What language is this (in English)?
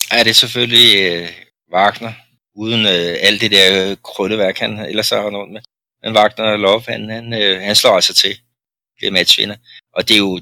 Danish